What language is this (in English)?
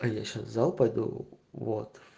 Russian